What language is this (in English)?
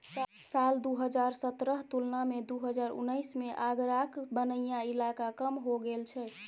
Maithili